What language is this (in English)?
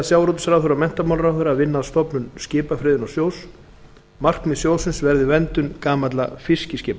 Icelandic